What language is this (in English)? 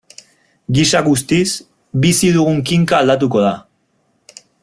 Basque